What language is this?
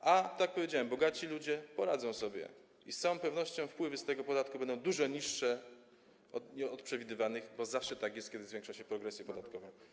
Polish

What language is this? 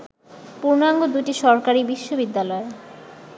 Bangla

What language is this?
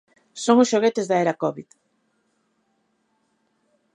Galician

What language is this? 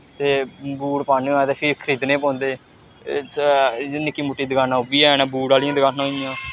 Dogri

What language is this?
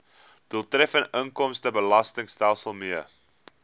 Afrikaans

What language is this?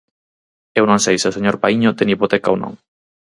Galician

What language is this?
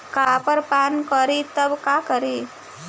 Bhojpuri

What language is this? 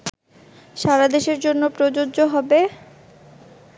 Bangla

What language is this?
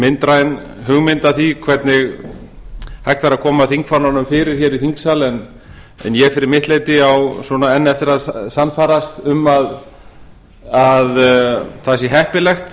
Icelandic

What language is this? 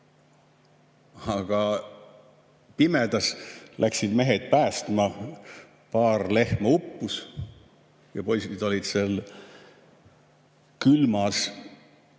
Estonian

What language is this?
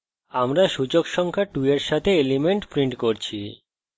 Bangla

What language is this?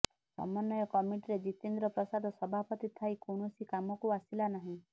Odia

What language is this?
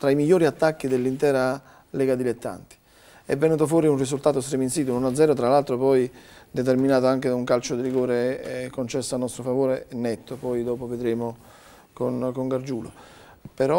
Italian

